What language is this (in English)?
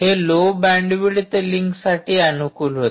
Marathi